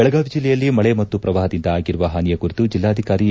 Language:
Kannada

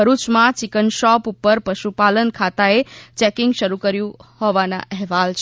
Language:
Gujarati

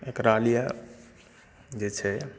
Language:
Maithili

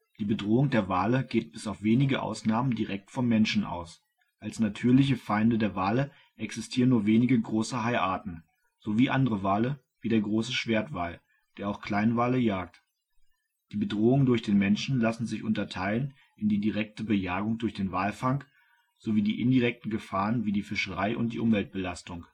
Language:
German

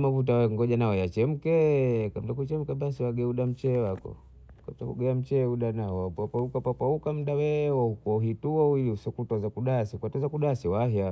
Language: Bondei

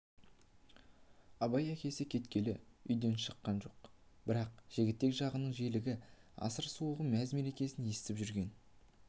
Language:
Kazakh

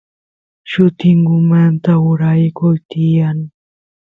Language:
Santiago del Estero Quichua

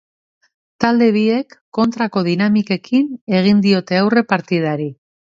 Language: Basque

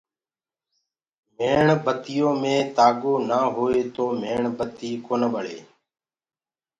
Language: Gurgula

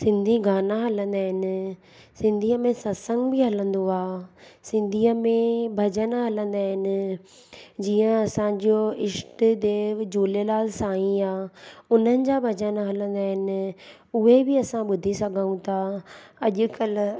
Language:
Sindhi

